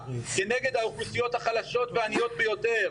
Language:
Hebrew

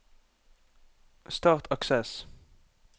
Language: Norwegian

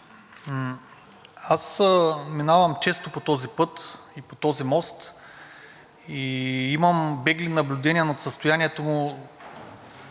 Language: Bulgarian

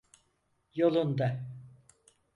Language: Turkish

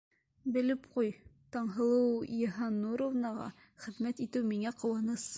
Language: Bashkir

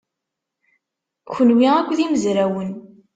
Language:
Kabyle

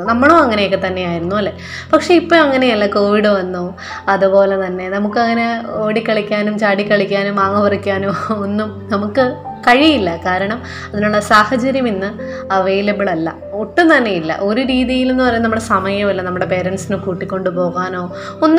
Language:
Malayalam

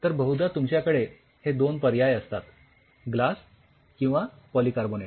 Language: Marathi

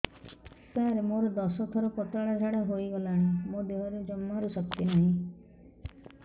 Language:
Odia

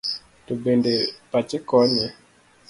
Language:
Luo (Kenya and Tanzania)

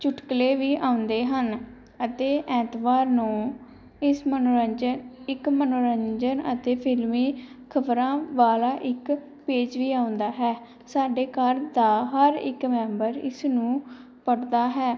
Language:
Punjabi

